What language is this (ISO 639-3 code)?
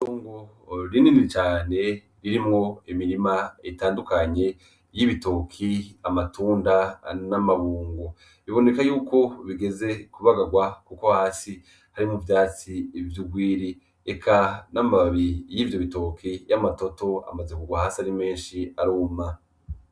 run